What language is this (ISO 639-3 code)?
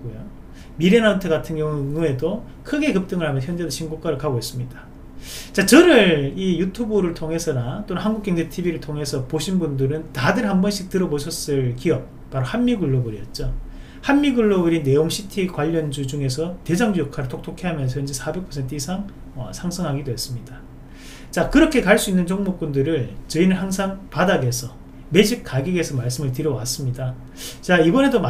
kor